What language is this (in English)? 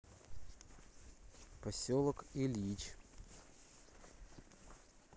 Russian